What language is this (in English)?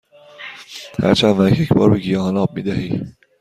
Persian